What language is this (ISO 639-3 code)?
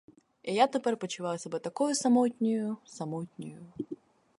ukr